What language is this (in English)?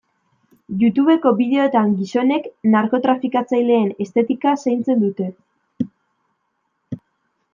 Basque